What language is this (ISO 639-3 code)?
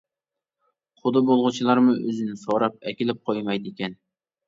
uig